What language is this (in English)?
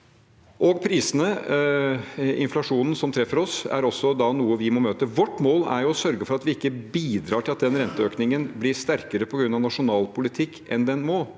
Norwegian